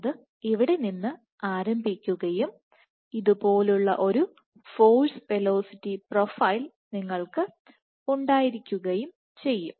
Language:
Malayalam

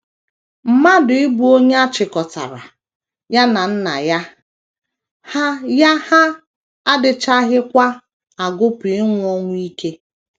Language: Igbo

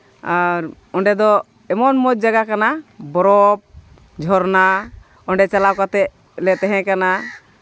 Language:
Santali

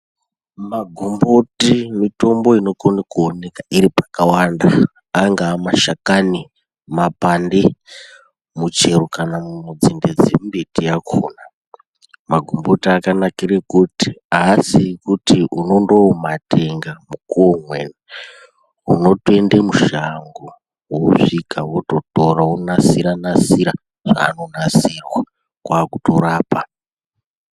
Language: Ndau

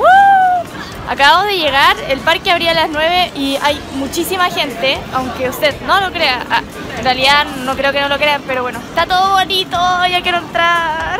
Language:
Spanish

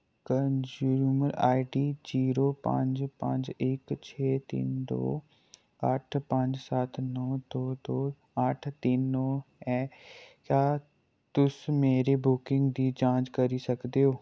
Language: Dogri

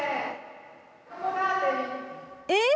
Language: Japanese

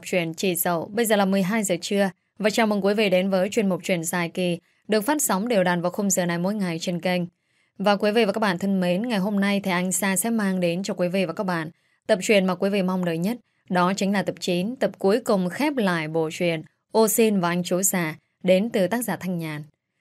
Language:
Vietnamese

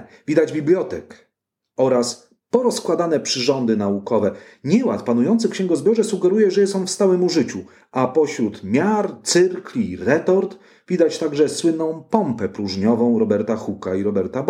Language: Polish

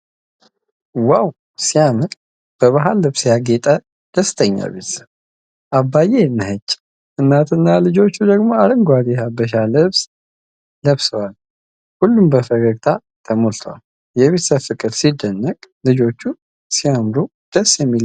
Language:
Amharic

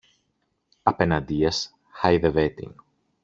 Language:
Greek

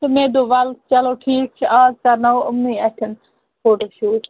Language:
Kashmiri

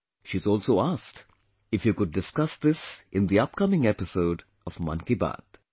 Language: English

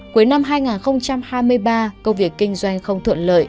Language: Vietnamese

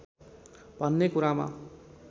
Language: Nepali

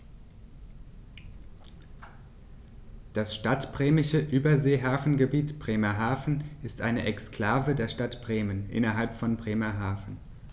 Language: German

